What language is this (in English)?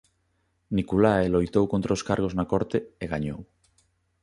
Galician